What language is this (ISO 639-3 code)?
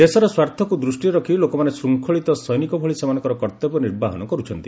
ori